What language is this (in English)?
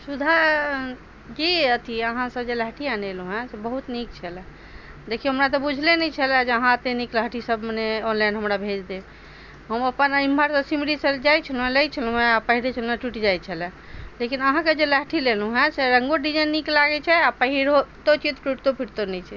Maithili